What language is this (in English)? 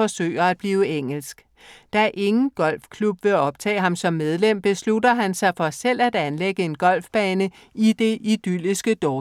Danish